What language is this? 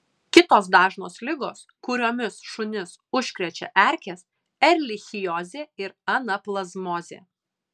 Lithuanian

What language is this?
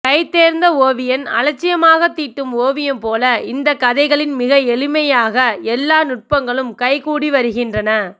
Tamil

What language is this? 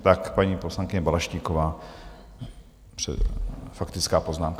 Czech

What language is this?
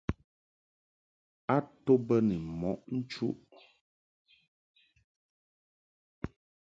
Mungaka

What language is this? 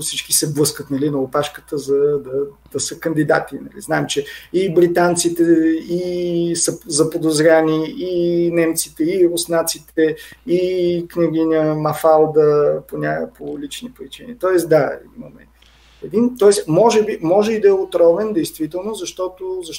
Bulgarian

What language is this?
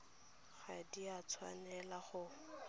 Tswana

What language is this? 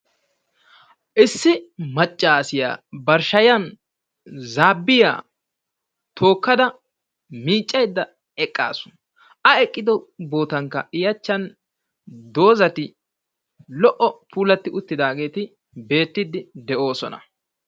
Wolaytta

